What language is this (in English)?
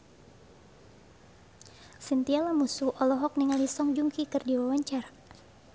Sundanese